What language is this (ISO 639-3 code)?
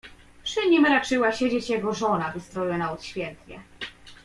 pol